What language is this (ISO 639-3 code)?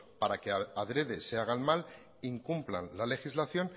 spa